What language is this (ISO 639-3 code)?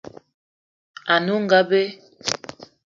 eto